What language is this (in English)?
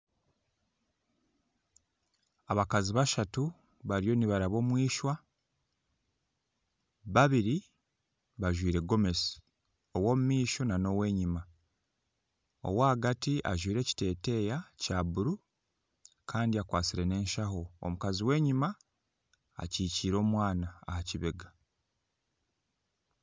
Nyankole